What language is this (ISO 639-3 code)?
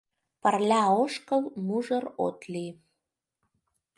chm